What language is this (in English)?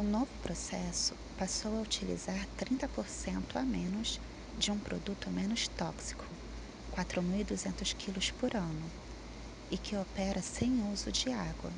Portuguese